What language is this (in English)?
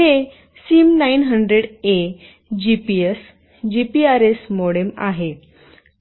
Marathi